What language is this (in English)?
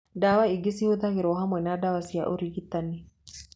Kikuyu